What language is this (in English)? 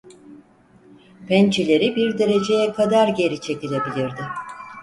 Turkish